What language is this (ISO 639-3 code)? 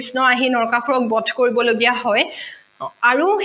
asm